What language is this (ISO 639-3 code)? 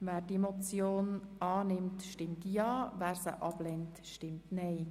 gsw